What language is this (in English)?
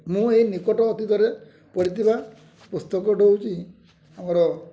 Odia